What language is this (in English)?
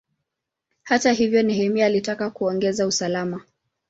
Swahili